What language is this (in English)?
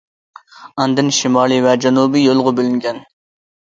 Uyghur